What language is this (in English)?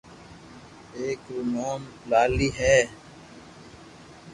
Loarki